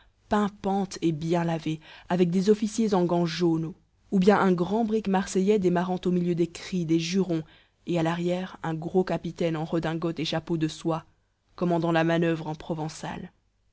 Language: French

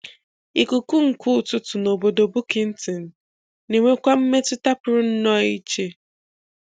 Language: Igbo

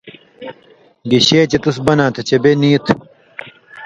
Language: Indus Kohistani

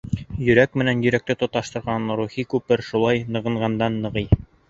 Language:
Bashkir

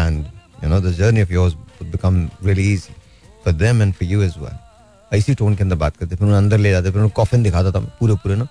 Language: Hindi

